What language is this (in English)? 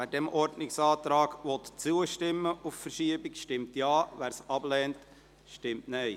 Swiss German